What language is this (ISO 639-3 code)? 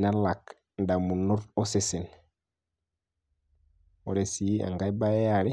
mas